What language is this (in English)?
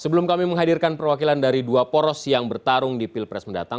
Indonesian